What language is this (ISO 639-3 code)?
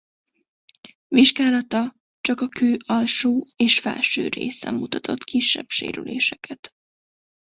hun